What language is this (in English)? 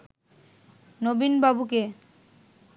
Bangla